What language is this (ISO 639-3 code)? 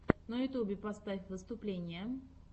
rus